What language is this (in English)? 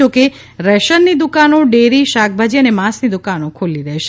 Gujarati